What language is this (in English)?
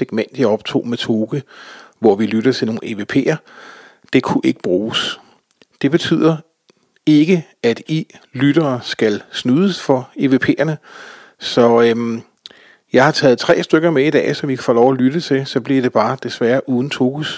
Danish